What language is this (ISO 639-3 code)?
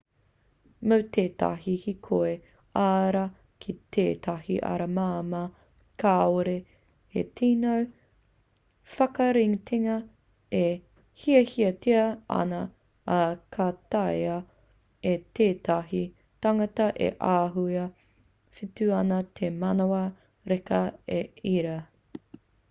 mri